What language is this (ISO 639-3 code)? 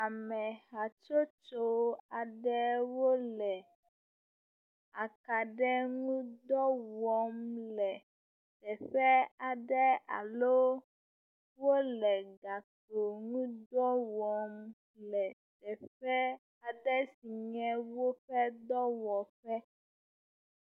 ewe